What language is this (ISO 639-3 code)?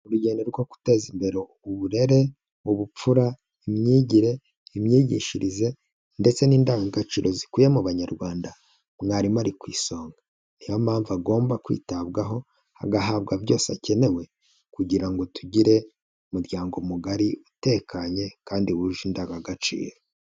kin